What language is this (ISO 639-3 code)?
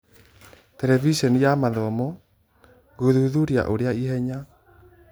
kik